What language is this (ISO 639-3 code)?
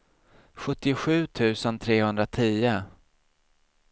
swe